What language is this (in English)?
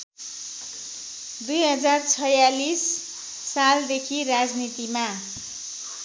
Nepali